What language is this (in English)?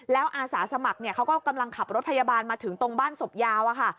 Thai